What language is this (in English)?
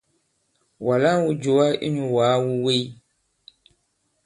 Bankon